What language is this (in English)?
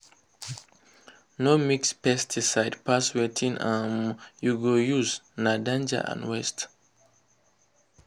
Nigerian Pidgin